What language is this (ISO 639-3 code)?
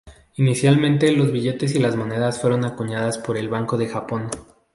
spa